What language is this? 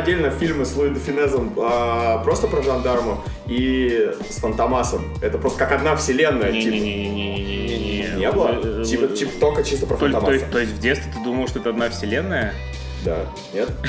Russian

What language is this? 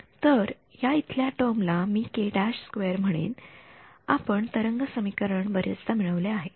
Marathi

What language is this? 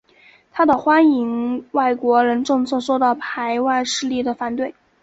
Chinese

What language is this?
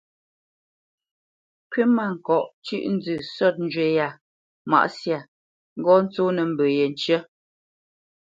Bamenyam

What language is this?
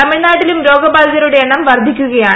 Malayalam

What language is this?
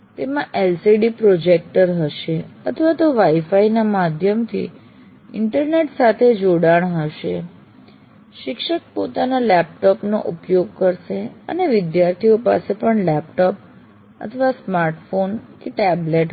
Gujarati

